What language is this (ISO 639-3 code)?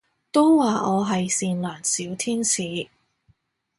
yue